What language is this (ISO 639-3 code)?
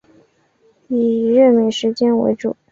zho